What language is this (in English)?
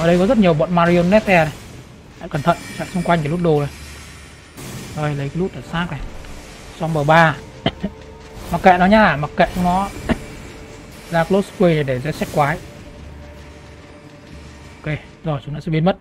Vietnamese